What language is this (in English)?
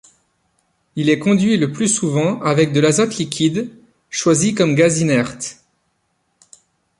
French